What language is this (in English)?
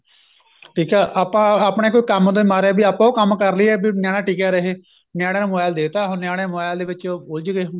Punjabi